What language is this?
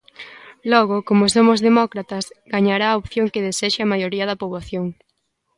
Galician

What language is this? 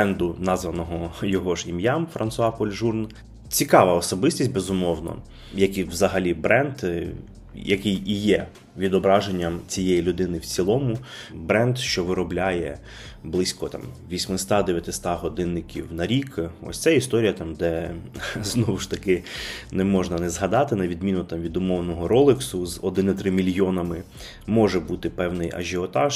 Ukrainian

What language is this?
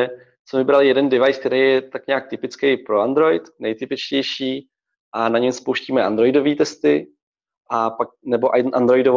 Czech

